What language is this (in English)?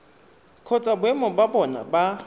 Tswana